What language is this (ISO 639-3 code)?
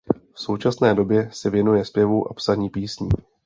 ces